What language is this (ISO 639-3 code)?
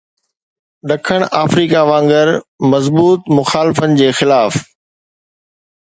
snd